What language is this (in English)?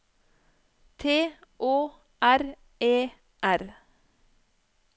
Norwegian